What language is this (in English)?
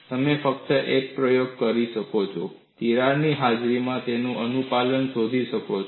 Gujarati